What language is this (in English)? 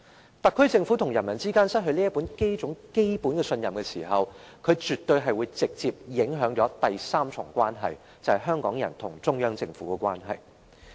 Cantonese